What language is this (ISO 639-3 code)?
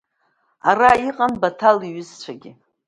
abk